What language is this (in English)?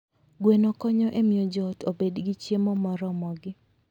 Luo (Kenya and Tanzania)